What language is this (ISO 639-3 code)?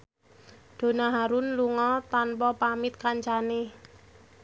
jav